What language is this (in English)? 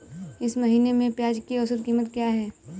Hindi